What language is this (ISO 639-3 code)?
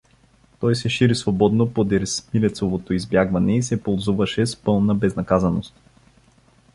bul